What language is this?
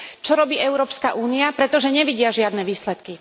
Slovak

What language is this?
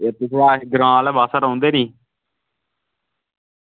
Dogri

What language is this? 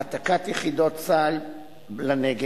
Hebrew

